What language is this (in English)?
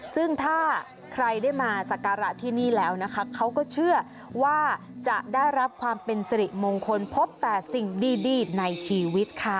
Thai